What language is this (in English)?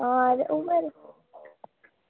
Dogri